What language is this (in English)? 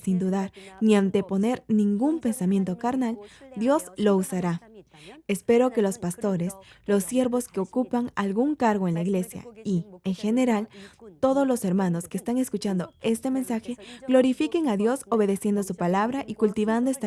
Spanish